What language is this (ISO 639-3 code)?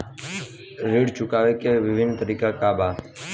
bho